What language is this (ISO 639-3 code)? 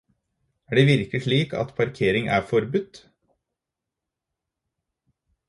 nob